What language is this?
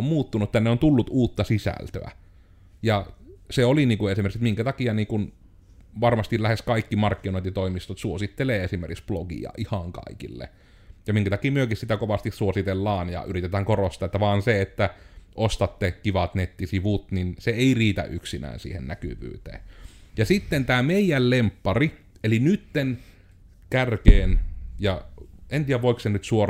Finnish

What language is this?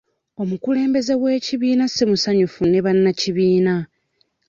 Ganda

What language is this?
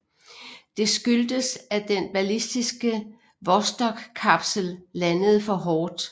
Danish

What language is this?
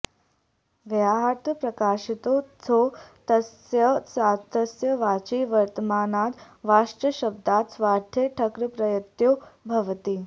Sanskrit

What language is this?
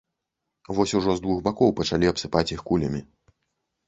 Belarusian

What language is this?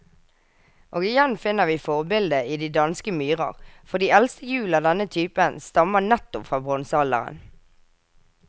Norwegian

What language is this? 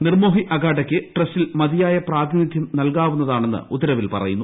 Malayalam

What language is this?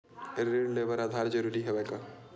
Chhattisgarhi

